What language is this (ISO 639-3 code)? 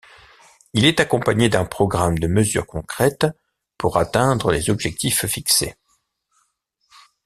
fra